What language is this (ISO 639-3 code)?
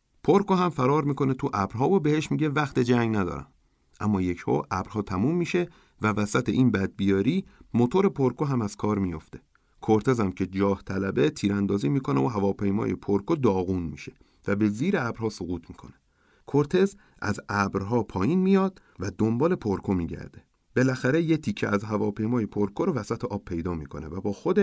fas